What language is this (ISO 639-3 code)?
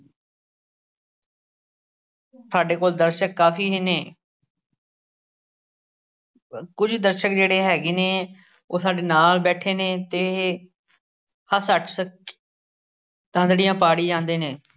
pan